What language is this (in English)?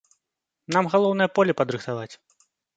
Belarusian